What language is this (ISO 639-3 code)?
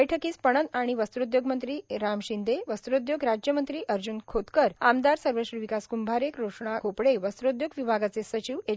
mar